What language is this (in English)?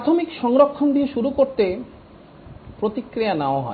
Bangla